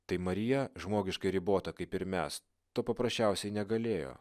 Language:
Lithuanian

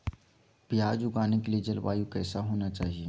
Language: Magahi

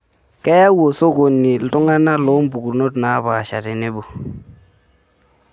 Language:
Masai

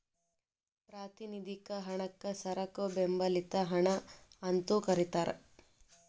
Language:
Kannada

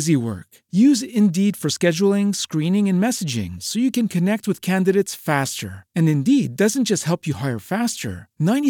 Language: English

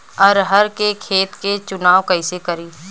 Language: Bhojpuri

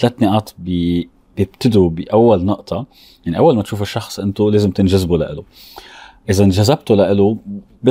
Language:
Arabic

